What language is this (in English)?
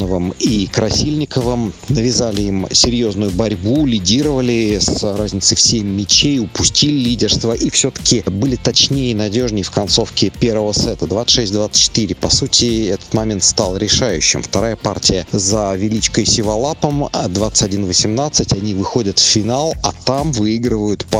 Russian